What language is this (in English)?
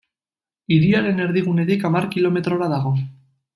Basque